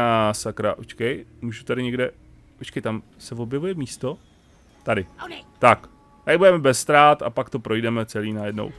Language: Czech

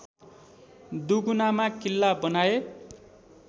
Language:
Nepali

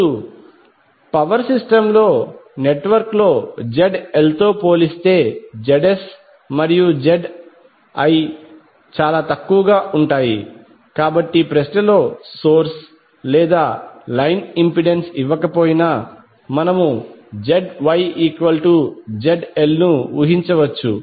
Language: Telugu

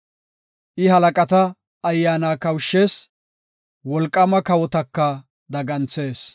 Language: Gofa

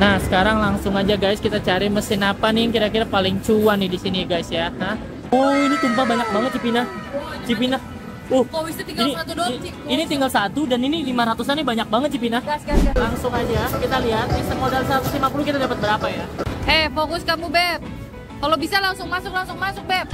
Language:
Indonesian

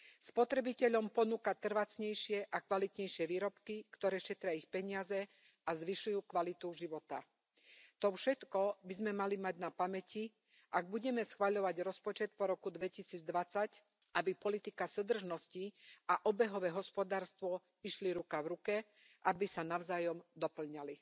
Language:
Slovak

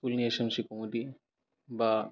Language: Bodo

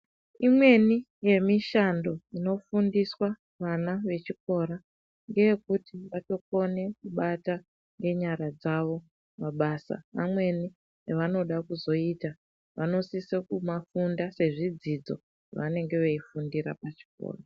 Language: Ndau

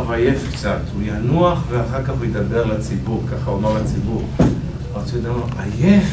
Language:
Hebrew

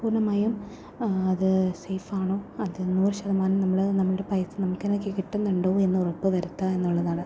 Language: Malayalam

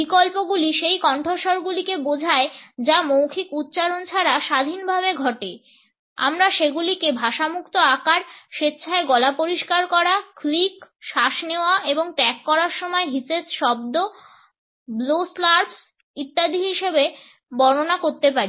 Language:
Bangla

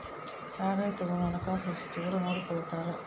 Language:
Kannada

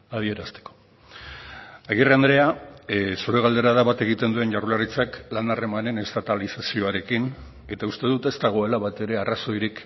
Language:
Basque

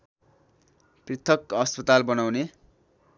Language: Nepali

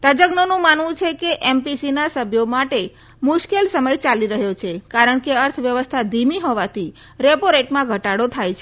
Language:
Gujarati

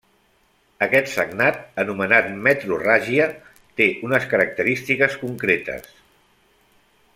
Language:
Catalan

